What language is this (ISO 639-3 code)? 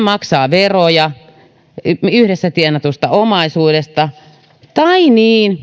fin